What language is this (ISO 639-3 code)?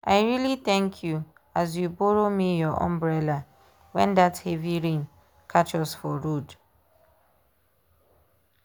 pcm